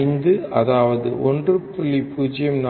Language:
Tamil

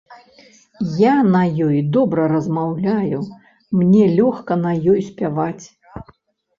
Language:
Belarusian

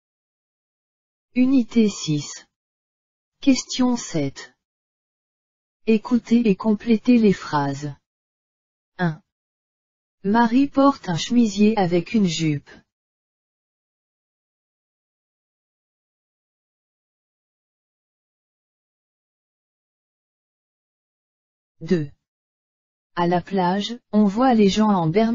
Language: French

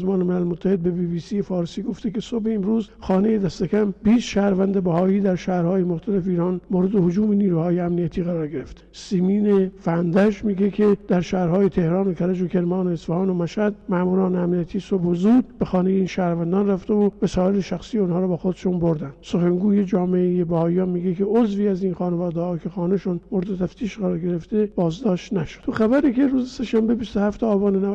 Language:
Persian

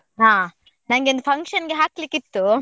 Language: Kannada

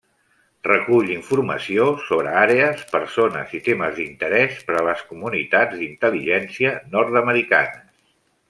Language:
Catalan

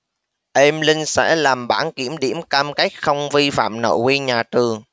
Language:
Vietnamese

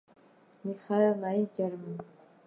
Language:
Georgian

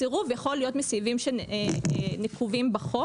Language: Hebrew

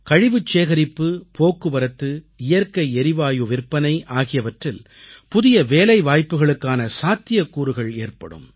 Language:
Tamil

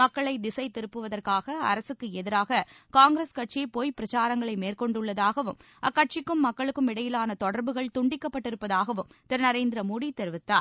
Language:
Tamil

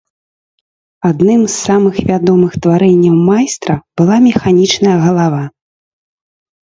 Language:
Belarusian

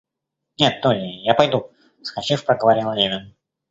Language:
Russian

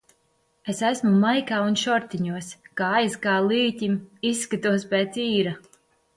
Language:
Latvian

